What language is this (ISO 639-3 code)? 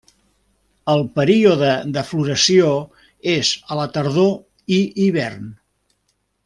cat